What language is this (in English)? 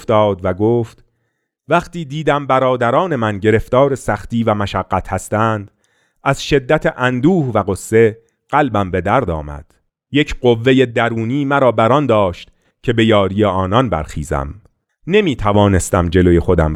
Persian